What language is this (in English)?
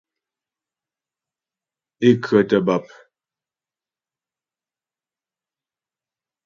Ghomala